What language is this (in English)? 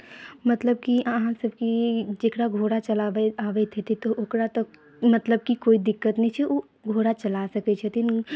Maithili